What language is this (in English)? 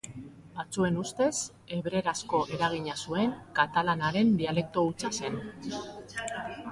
Basque